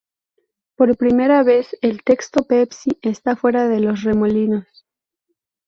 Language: Spanish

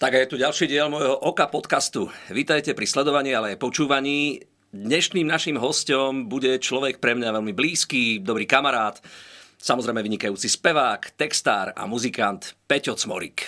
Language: Slovak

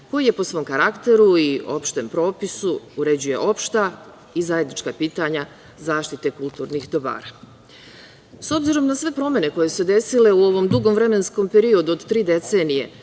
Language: Serbian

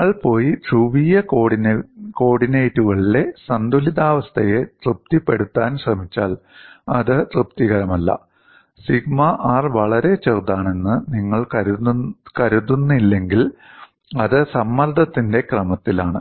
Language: Malayalam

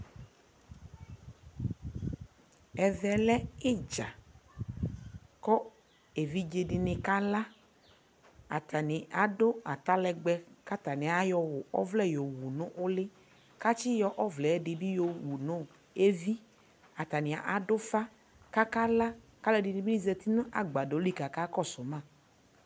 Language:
Ikposo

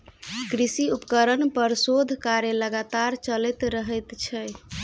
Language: Maithili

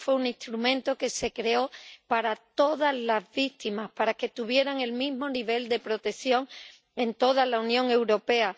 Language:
Spanish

